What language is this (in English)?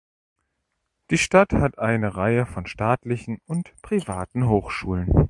German